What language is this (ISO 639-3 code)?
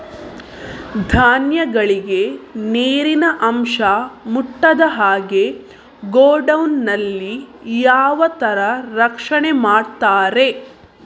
kan